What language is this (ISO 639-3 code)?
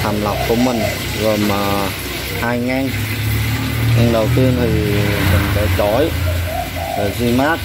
vie